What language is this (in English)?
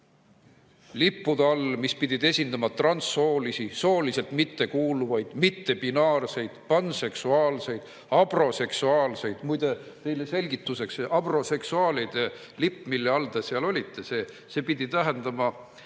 Estonian